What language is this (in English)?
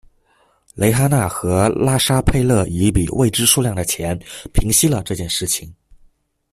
Chinese